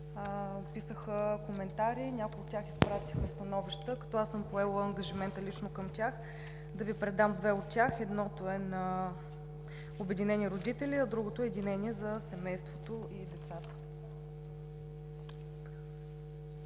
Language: Bulgarian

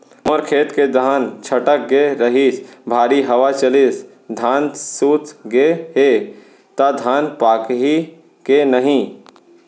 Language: Chhattisgarhi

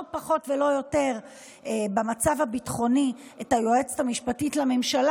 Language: Hebrew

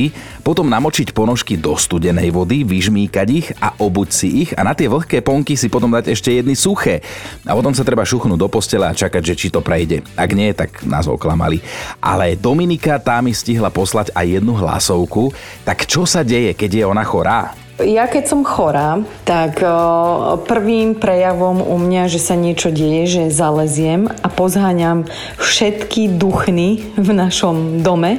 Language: Slovak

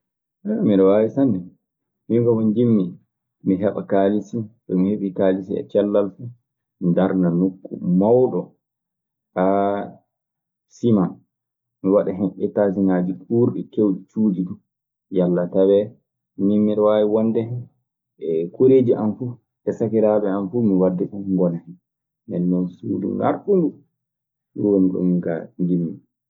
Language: Maasina Fulfulde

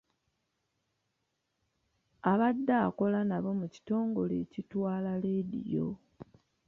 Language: Ganda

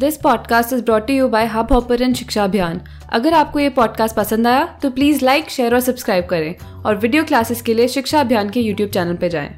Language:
Hindi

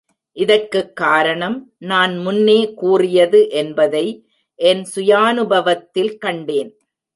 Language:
Tamil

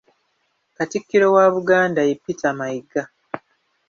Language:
Ganda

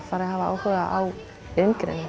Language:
Icelandic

